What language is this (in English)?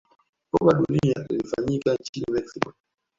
Swahili